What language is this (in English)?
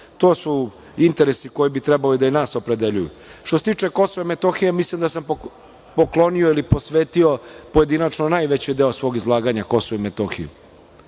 Serbian